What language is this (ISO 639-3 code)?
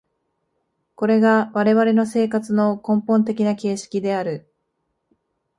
jpn